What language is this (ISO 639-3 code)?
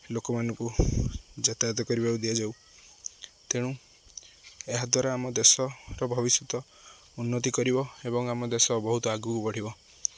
ori